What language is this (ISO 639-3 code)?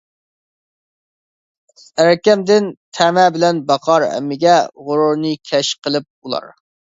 uig